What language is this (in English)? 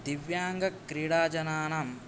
Sanskrit